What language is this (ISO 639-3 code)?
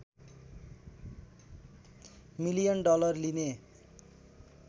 nep